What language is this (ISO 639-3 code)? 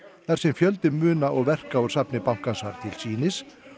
isl